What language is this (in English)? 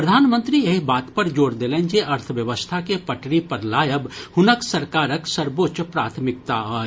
Maithili